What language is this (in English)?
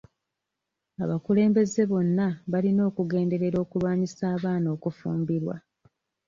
Ganda